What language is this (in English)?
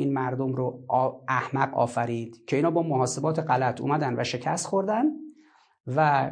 Persian